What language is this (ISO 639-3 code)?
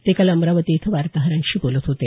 mar